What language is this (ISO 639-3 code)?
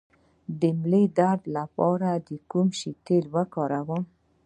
pus